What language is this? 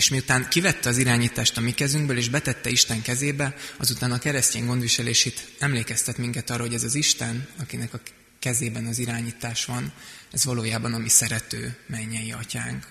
Hungarian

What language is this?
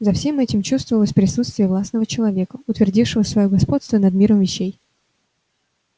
Russian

